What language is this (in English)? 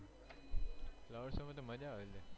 Gujarati